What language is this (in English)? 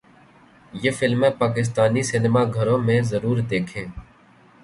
Urdu